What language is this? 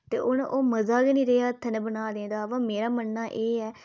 Dogri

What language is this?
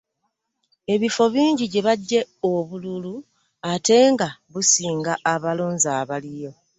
Ganda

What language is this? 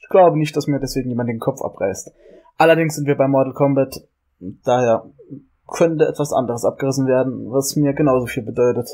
German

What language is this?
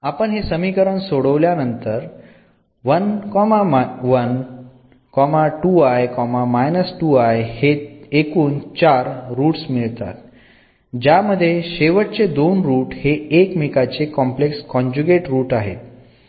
Marathi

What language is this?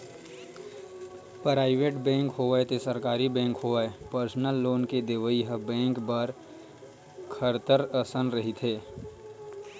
Chhattisgarhi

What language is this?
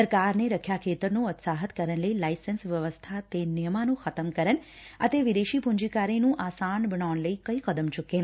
Punjabi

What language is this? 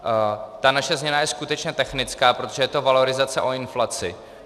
Czech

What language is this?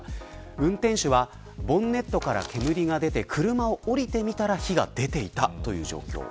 Japanese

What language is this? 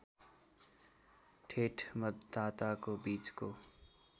Nepali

